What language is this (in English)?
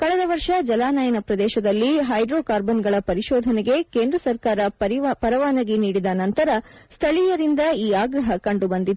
Kannada